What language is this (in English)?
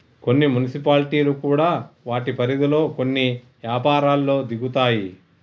Telugu